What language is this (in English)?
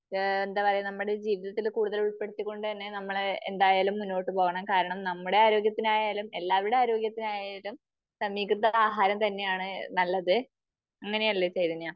Malayalam